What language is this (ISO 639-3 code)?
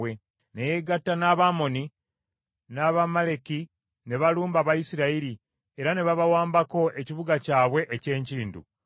lug